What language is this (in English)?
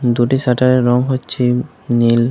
Bangla